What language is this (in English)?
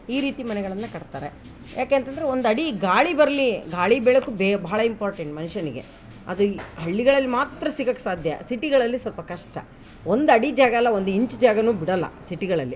Kannada